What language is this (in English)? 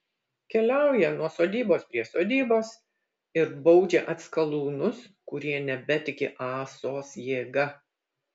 Lithuanian